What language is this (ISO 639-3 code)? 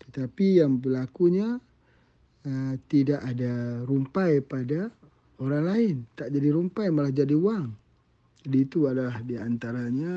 msa